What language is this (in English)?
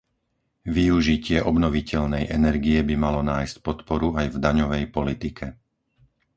Slovak